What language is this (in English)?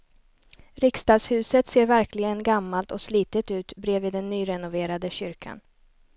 Swedish